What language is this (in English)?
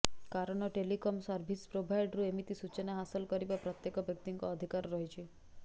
Odia